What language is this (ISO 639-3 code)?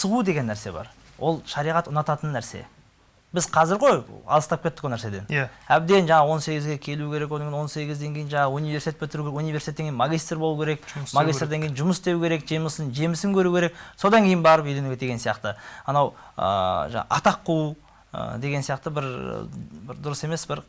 tur